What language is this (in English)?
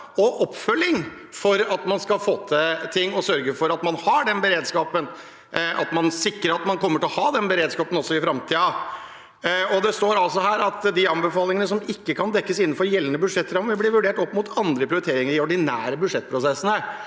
Norwegian